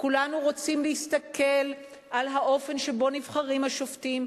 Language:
Hebrew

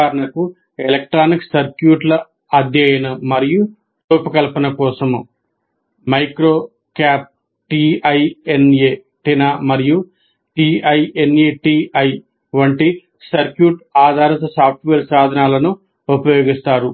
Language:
Telugu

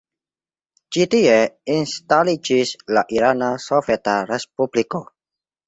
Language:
Esperanto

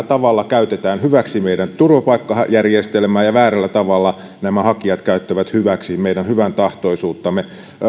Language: Finnish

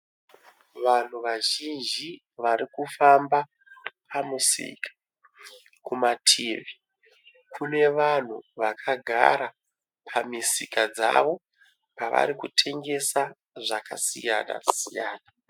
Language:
Shona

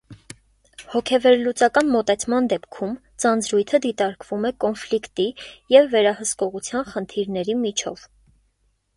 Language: Armenian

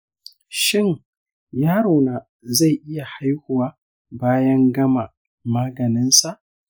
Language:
Hausa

